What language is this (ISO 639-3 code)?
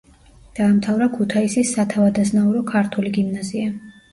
kat